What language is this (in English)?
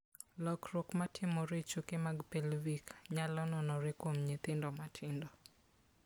Luo (Kenya and Tanzania)